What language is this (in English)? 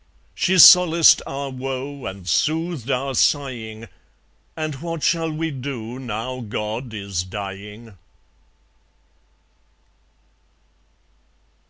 English